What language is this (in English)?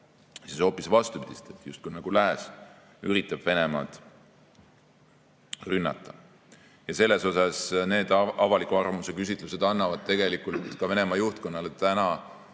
Estonian